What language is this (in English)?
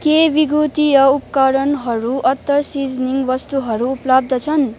Nepali